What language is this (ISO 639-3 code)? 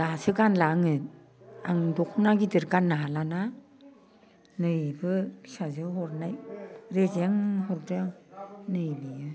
brx